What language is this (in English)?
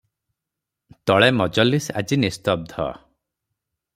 Odia